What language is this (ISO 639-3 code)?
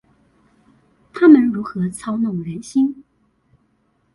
zho